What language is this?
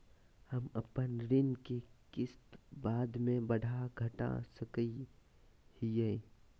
Magahi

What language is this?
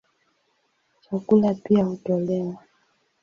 Swahili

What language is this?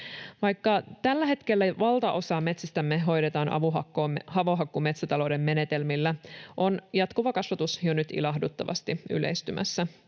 Finnish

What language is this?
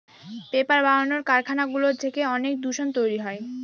Bangla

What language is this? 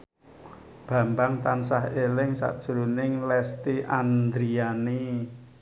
Javanese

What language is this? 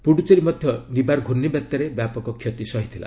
Odia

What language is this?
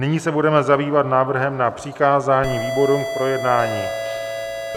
Czech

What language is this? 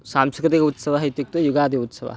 Sanskrit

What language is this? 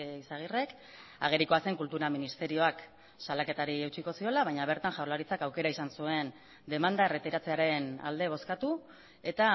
Basque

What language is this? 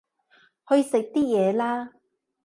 Cantonese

